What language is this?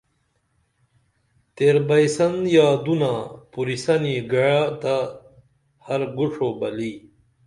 Dameli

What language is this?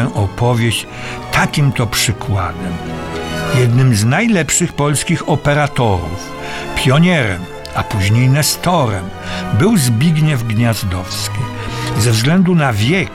Polish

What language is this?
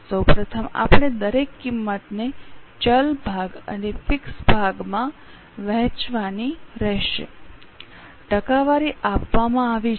Gujarati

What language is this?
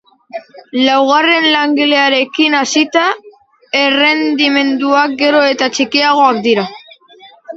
Basque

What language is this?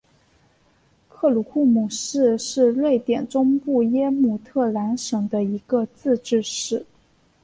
Chinese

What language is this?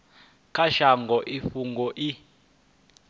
Venda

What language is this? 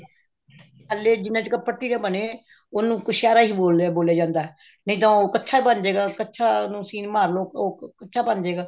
Punjabi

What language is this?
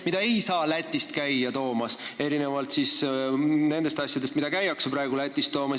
Estonian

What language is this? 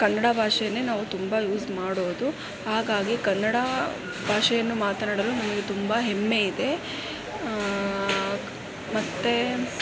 Kannada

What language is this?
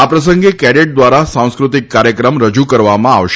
Gujarati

